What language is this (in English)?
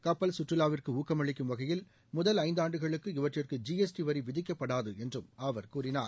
Tamil